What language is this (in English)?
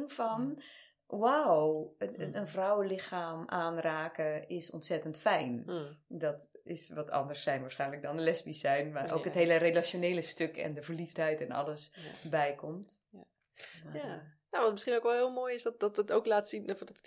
Dutch